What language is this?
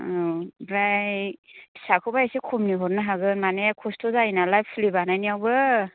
Bodo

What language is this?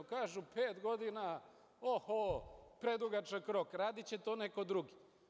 Serbian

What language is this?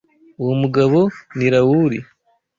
Kinyarwanda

